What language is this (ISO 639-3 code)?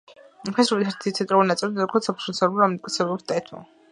kat